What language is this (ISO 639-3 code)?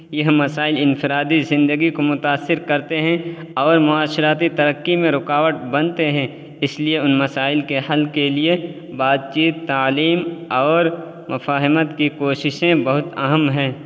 urd